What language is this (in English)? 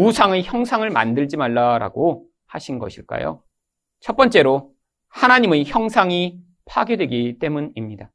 Korean